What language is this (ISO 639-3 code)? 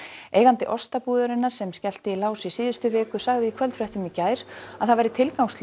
isl